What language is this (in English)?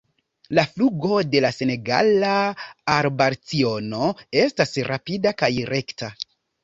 Esperanto